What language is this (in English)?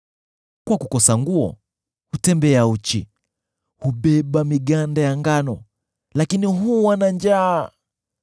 Swahili